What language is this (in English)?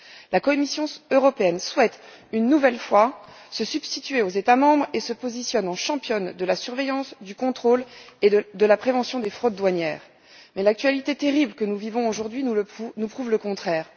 French